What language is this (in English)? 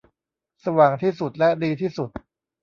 Thai